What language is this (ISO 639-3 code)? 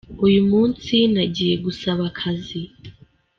kin